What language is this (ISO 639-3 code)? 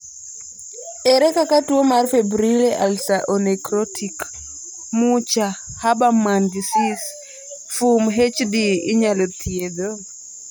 luo